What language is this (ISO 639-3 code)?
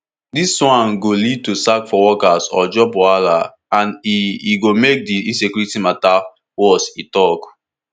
pcm